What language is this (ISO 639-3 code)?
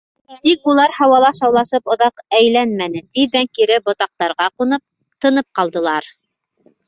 bak